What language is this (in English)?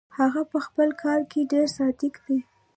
Pashto